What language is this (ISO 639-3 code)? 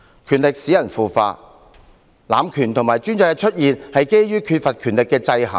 yue